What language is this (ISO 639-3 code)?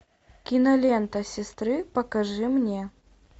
rus